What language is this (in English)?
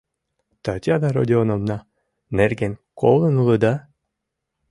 Mari